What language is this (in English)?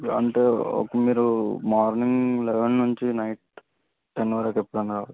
Telugu